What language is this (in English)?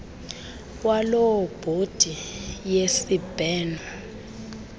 Xhosa